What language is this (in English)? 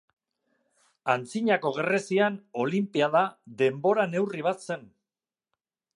Basque